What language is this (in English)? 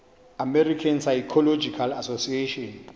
Xhosa